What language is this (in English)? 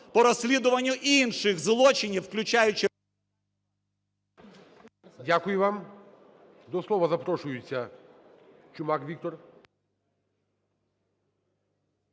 Ukrainian